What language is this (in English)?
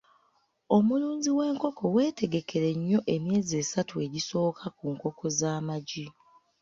Ganda